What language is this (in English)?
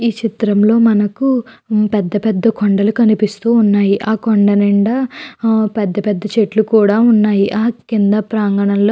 Telugu